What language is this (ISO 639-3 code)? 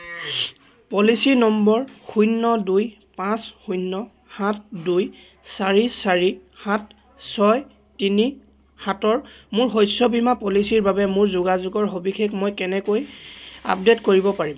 asm